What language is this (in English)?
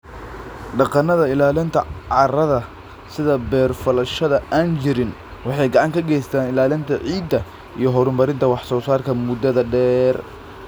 Somali